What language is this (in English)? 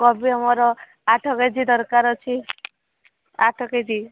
Odia